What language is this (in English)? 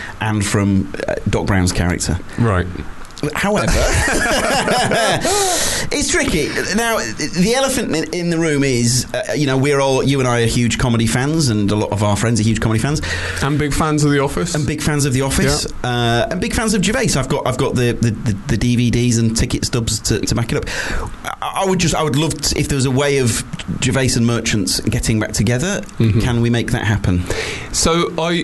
English